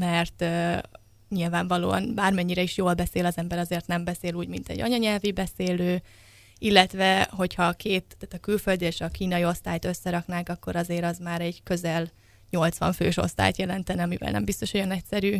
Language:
Hungarian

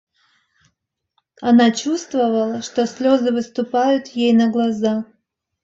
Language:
Russian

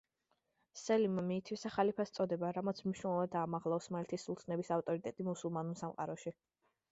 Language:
Georgian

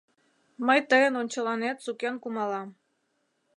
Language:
Mari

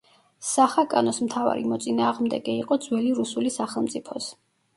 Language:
Georgian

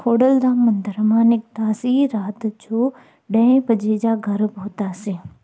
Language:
Sindhi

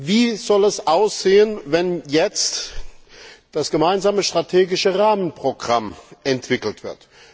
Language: German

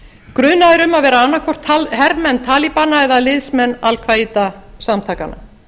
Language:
Icelandic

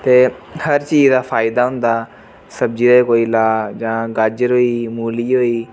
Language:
Dogri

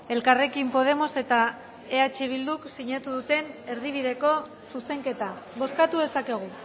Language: Basque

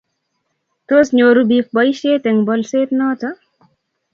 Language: Kalenjin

